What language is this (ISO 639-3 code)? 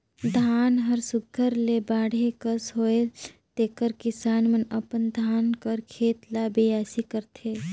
hne